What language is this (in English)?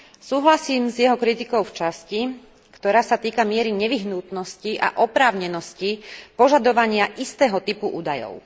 Slovak